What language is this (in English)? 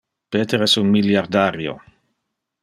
Interlingua